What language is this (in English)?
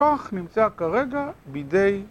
Hebrew